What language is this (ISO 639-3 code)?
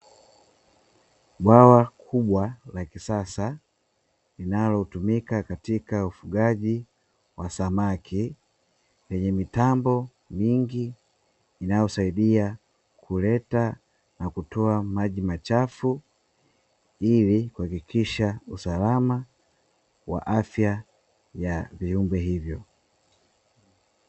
swa